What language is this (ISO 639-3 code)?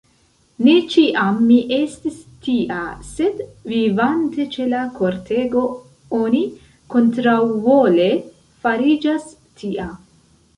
epo